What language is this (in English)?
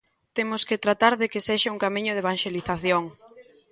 Galician